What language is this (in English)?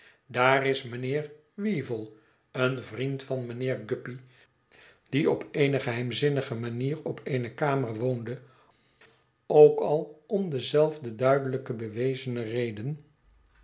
Dutch